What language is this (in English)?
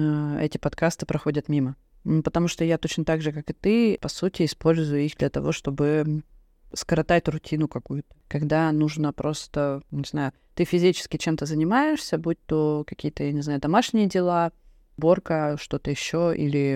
Russian